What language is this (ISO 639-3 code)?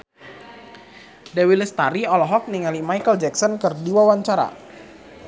sun